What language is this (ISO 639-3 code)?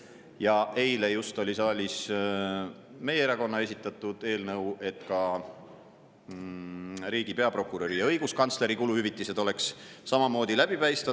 est